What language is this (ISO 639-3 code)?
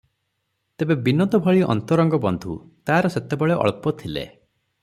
ori